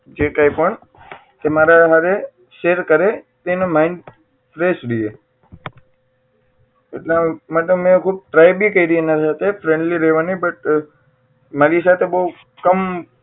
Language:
Gujarati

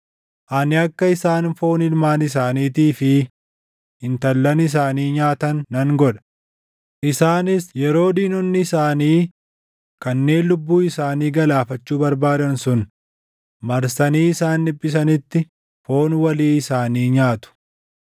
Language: Oromo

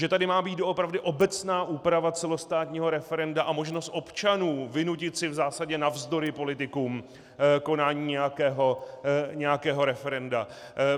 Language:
Czech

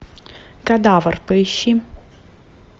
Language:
Russian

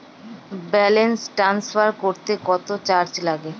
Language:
Bangla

